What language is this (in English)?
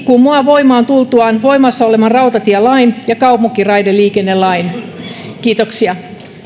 Finnish